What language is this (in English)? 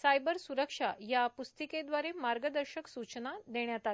Marathi